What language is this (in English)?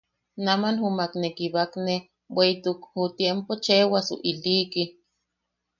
Yaqui